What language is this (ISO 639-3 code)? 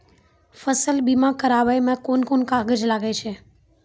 mai